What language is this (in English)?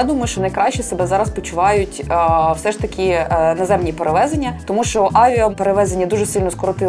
Ukrainian